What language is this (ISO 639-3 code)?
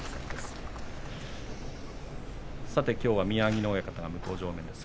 jpn